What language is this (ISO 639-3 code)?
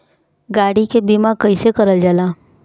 bho